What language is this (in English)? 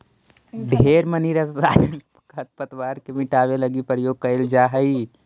Magahi